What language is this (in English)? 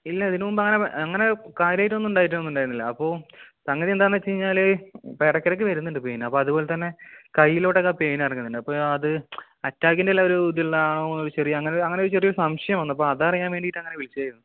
Malayalam